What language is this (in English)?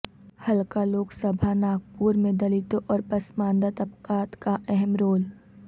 Urdu